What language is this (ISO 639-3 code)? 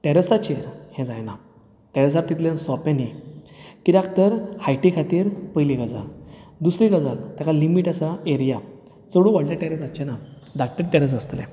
kok